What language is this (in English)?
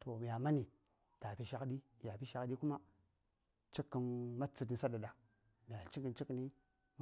Saya